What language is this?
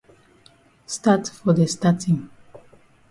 Cameroon Pidgin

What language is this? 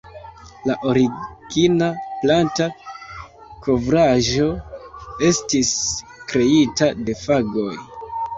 Esperanto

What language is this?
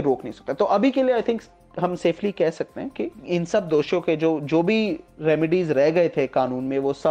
Hindi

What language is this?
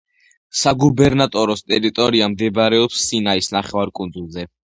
Georgian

